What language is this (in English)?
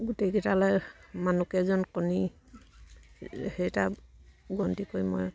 Assamese